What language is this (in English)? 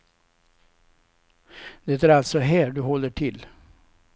Swedish